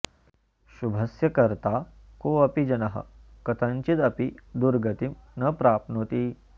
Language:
Sanskrit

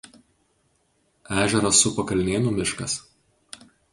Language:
Lithuanian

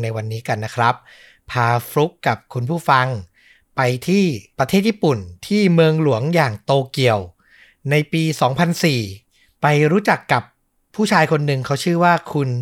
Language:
Thai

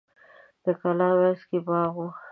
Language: Pashto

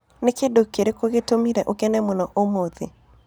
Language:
Kikuyu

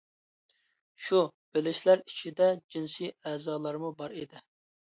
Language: Uyghur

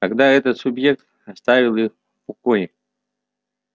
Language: Russian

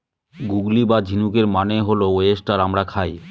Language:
Bangla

